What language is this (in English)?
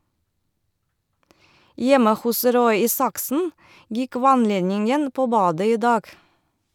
Norwegian